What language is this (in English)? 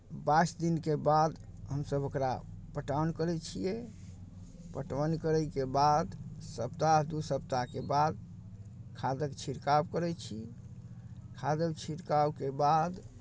Maithili